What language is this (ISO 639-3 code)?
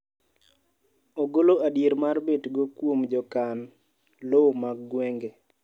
luo